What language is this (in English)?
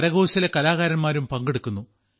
Malayalam